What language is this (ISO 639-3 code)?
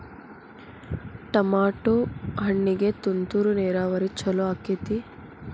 kan